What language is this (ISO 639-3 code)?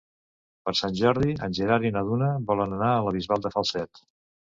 cat